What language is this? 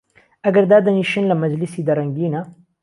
Central Kurdish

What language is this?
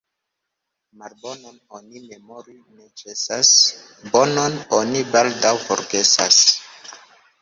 Esperanto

